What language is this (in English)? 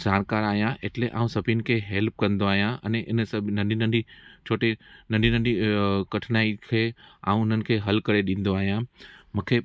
Sindhi